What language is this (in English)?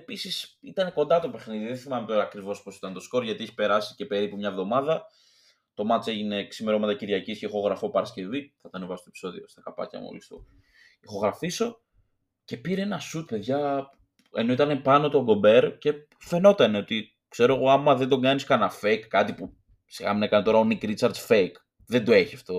Greek